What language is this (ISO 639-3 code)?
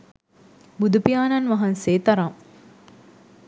sin